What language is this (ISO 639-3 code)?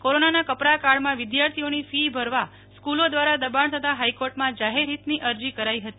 guj